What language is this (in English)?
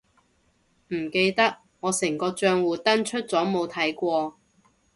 Cantonese